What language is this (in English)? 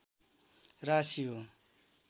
Nepali